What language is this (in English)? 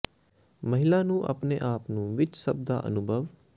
Punjabi